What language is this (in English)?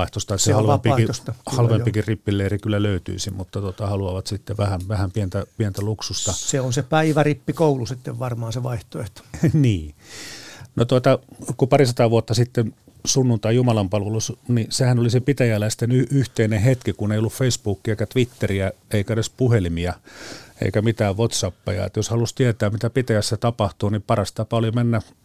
Finnish